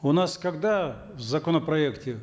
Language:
Kazakh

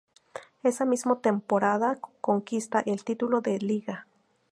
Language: Spanish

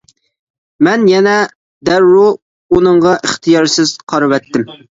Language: Uyghur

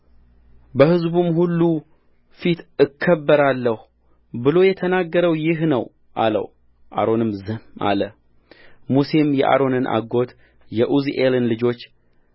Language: Amharic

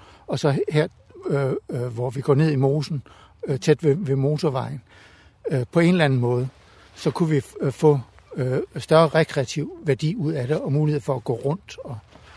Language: Danish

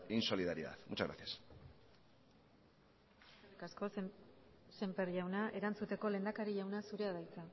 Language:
Basque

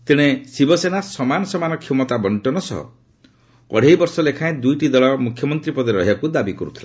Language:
Odia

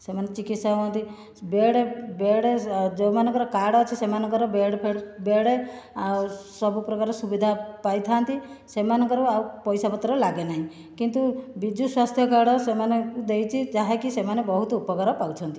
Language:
Odia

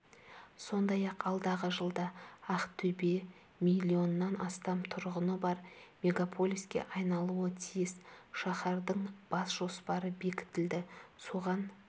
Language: Kazakh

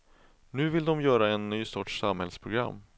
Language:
Swedish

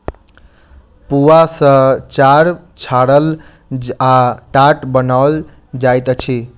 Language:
Maithili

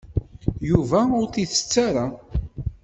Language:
Kabyle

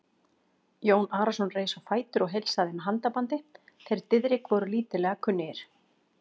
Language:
Icelandic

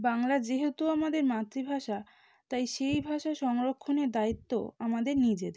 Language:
Bangla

